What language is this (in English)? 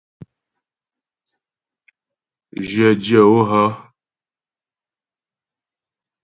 Ghomala